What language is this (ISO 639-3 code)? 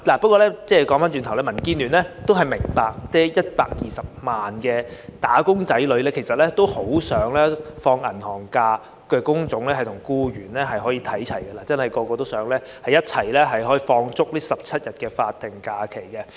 yue